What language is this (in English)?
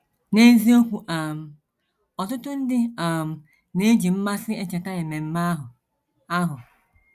Igbo